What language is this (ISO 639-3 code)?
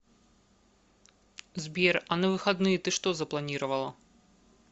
rus